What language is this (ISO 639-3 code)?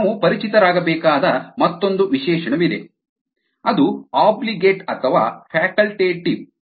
kan